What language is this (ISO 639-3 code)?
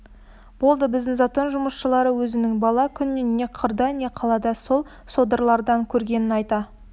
kaz